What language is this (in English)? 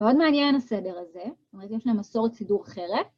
Hebrew